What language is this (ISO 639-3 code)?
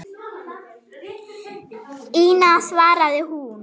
isl